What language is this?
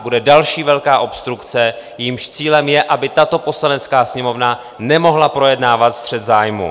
Czech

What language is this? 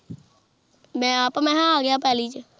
Punjabi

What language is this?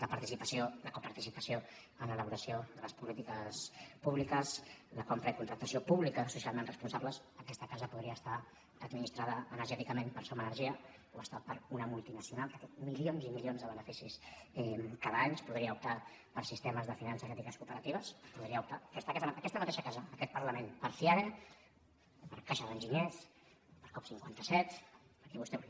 Catalan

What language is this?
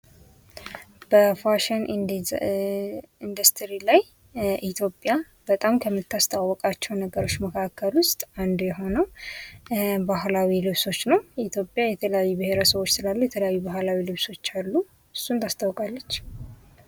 Amharic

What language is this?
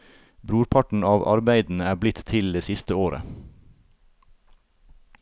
Norwegian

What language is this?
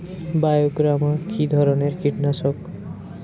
Bangla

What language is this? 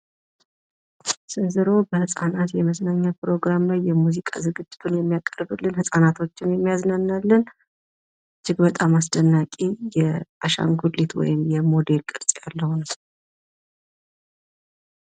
Amharic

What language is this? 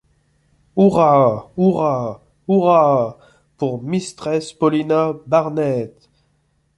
French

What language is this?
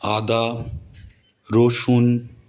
Bangla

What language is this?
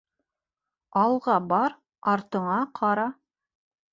Bashkir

